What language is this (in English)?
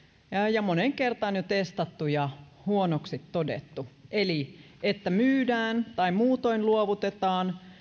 Finnish